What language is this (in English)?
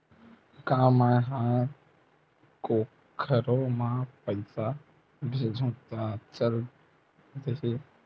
Chhattisgarhi